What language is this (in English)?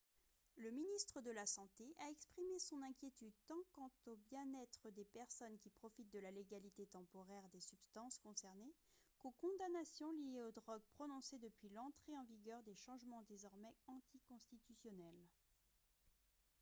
French